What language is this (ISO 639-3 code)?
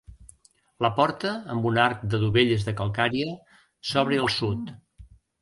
cat